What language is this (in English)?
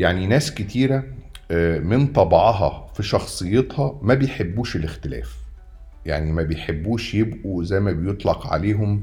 Arabic